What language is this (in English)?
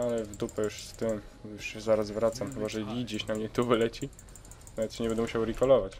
Polish